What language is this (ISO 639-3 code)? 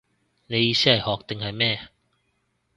yue